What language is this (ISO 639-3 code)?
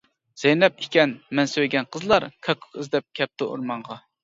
uig